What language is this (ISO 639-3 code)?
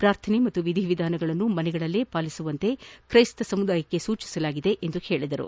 kan